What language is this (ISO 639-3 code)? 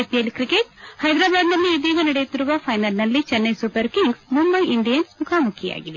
kan